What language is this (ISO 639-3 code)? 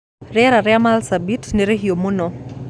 kik